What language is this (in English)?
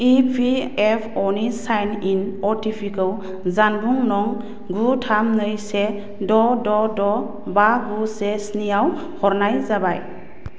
Bodo